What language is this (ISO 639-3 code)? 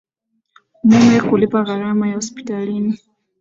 swa